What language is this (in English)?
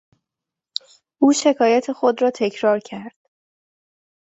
Persian